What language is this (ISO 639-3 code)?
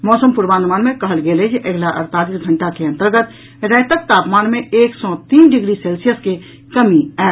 mai